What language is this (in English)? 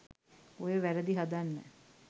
Sinhala